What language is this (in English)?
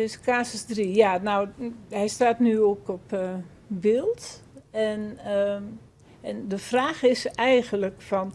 Dutch